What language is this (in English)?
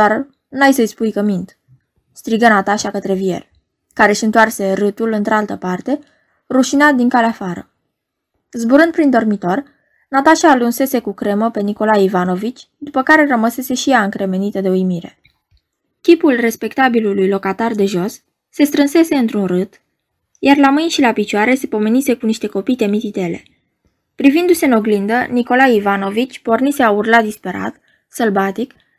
Romanian